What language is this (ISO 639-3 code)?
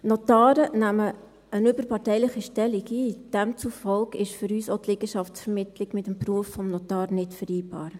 gsw